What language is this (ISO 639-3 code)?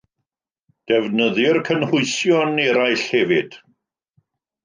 cym